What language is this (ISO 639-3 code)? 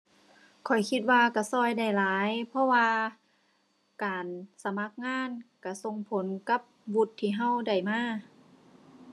tha